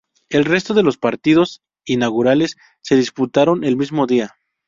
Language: Spanish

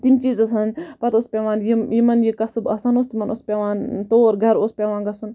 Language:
Kashmiri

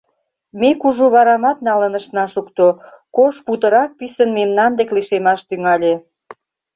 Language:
Mari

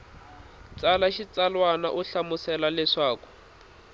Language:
Tsonga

